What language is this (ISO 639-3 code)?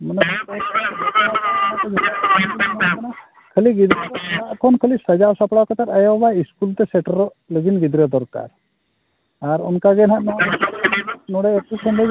sat